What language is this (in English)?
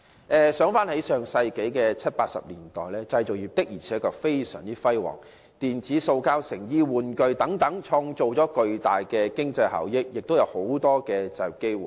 Cantonese